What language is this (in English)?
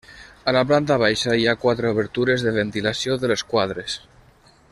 Catalan